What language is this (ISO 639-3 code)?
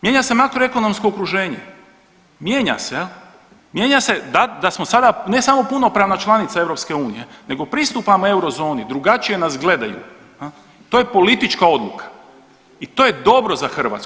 hrv